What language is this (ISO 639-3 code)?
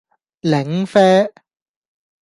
yue